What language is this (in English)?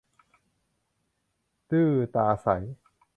Thai